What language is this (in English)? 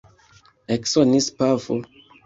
Esperanto